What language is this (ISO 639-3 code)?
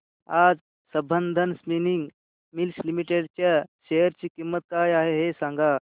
mar